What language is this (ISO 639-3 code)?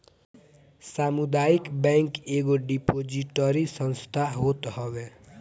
bho